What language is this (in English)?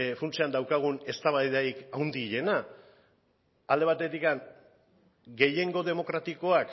Basque